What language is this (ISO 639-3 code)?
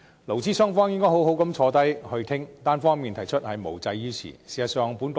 yue